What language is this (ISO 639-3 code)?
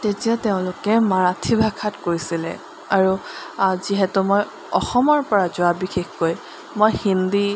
asm